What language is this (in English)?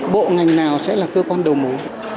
Vietnamese